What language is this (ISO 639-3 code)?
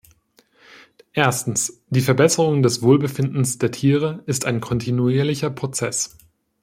deu